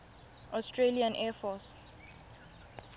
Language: Tswana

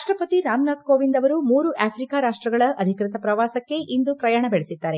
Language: Kannada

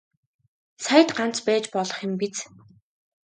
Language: Mongolian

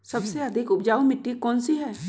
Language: Magahi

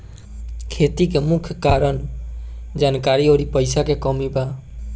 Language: Bhojpuri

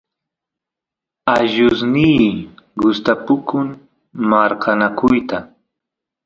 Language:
Santiago del Estero Quichua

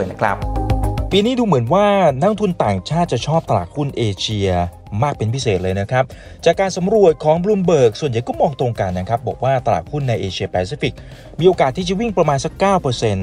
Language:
Thai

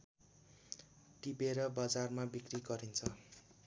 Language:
Nepali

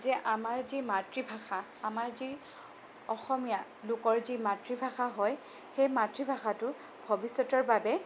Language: Assamese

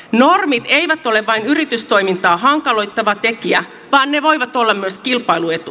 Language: Finnish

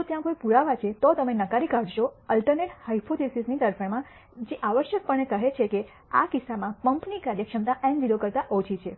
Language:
Gujarati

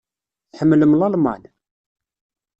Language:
Kabyle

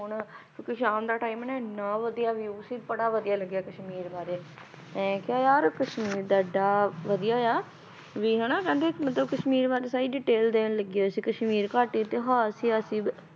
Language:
Punjabi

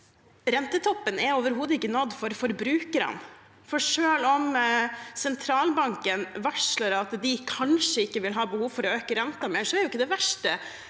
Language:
Norwegian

